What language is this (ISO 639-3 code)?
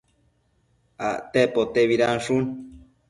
mcf